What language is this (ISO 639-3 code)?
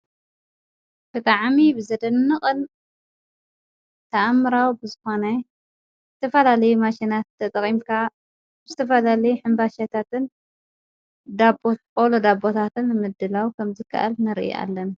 tir